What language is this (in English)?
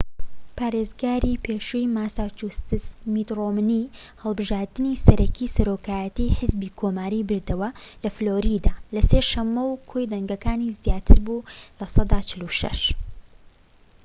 Central Kurdish